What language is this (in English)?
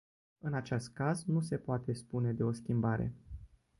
Romanian